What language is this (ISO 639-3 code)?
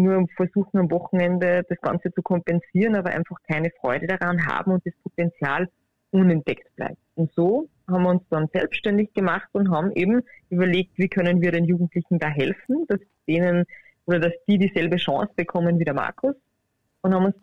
deu